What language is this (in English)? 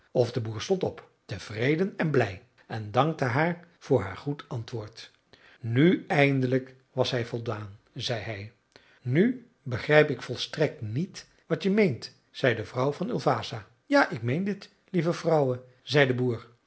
Dutch